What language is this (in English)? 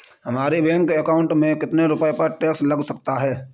Hindi